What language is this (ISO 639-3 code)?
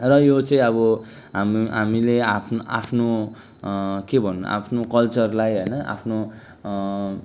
nep